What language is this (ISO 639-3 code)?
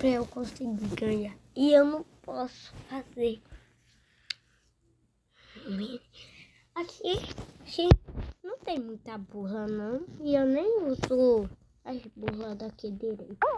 por